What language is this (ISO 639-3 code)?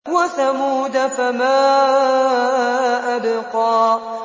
ara